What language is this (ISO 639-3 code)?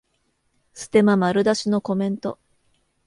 jpn